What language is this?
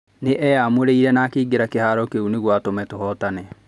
Kikuyu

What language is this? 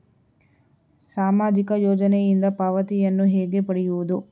Kannada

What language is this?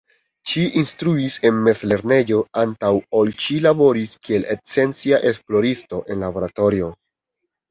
Esperanto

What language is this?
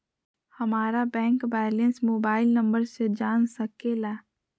Magahi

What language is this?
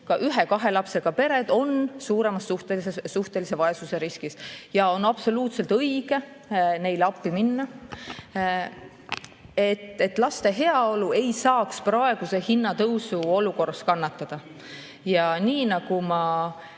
Estonian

